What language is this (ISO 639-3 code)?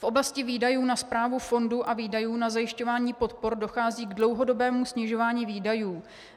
ces